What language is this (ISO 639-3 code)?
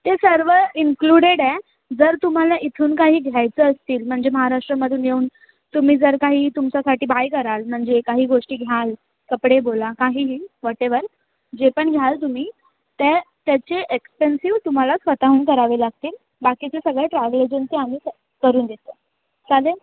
mar